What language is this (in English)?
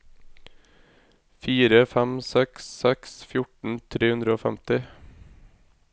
Norwegian